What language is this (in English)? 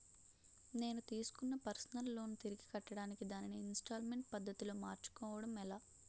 Telugu